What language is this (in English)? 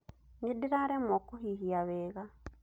Kikuyu